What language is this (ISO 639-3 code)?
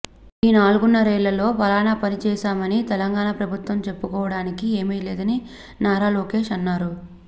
tel